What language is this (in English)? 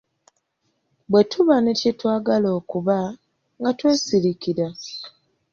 Ganda